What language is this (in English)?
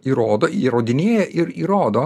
Lithuanian